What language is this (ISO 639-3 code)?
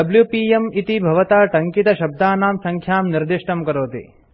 san